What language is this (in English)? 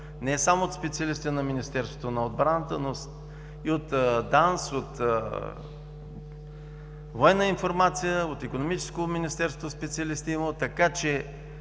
Bulgarian